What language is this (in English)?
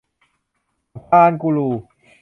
Thai